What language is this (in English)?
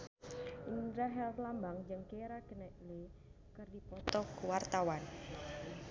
Sundanese